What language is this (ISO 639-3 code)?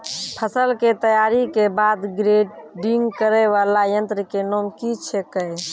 mai